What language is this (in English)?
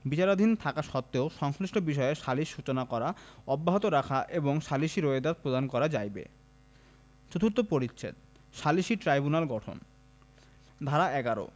Bangla